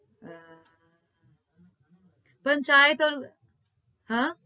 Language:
Gujarati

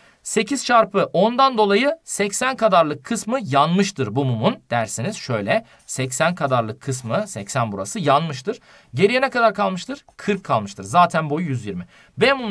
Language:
Turkish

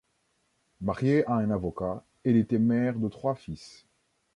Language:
French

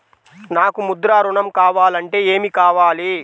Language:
Telugu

